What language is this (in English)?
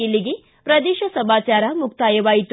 Kannada